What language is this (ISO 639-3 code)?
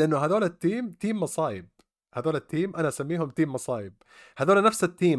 ara